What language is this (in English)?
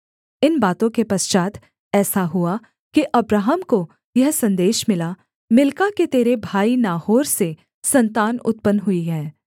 Hindi